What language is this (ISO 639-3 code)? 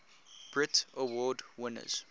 eng